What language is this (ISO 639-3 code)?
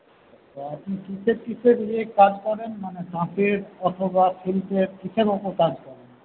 ben